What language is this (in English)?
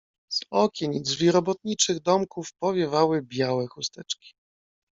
Polish